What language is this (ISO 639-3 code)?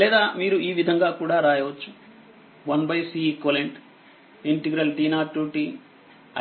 tel